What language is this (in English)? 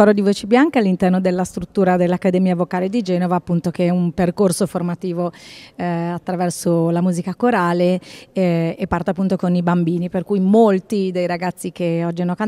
Italian